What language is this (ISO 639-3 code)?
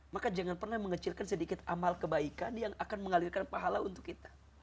ind